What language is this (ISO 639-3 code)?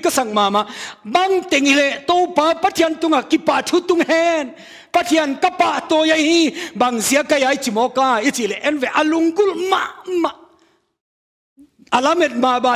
tha